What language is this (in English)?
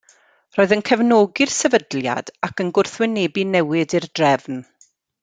Welsh